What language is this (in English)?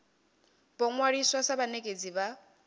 Venda